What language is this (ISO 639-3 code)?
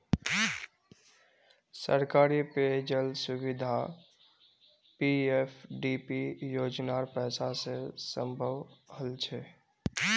mag